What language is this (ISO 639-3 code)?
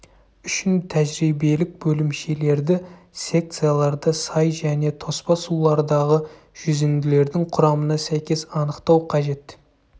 kaz